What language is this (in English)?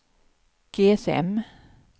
Swedish